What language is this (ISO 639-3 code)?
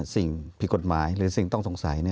tha